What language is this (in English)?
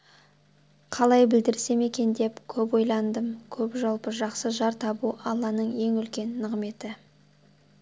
Kazakh